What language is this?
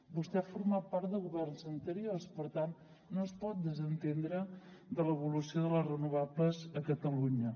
Catalan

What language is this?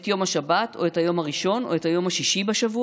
Hebrew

